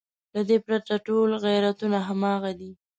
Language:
Pashto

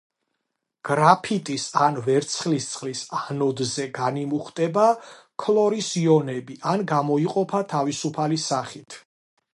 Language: Georgian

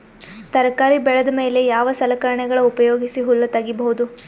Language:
Kannada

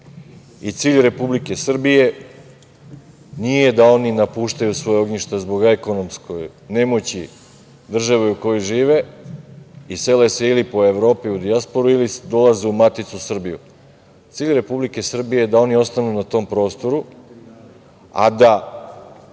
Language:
Serbian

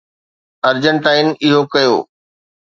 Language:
Sindhi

